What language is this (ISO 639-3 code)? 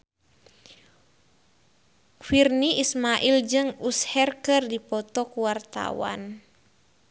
sun